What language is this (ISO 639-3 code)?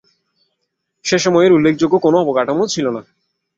ben